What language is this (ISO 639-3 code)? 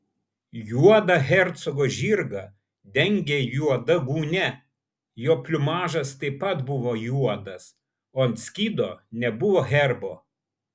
lit